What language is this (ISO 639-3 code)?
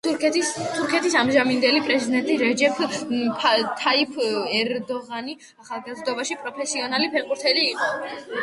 kat